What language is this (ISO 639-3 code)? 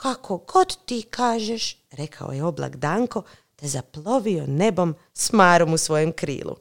hrv